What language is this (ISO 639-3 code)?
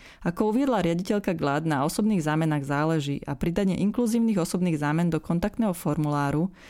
slk